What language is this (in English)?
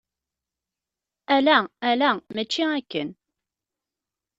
Kabyle